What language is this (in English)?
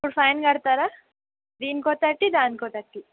Telugu